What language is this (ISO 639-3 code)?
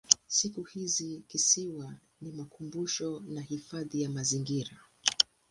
swa